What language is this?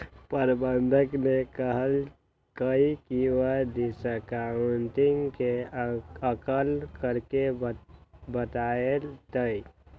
Magahi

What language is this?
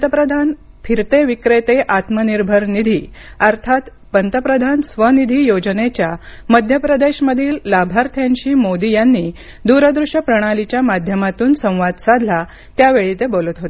Marathi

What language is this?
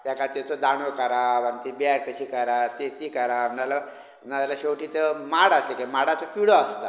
Konkani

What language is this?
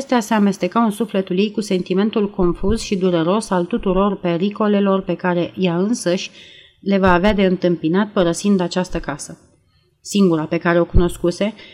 Romanian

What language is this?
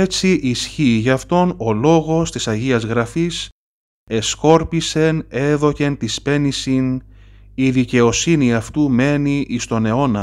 Greek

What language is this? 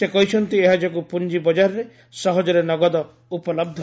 Odia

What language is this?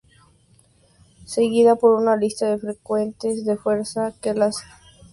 Spanish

